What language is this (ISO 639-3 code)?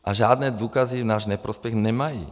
ces